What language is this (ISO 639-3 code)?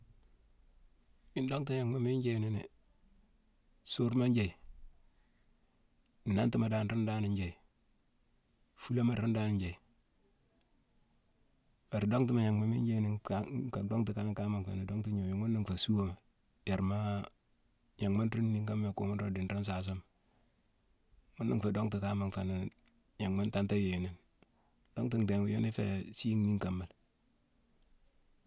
msw